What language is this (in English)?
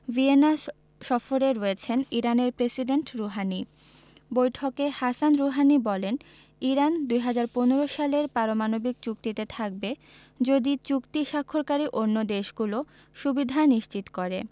Bangla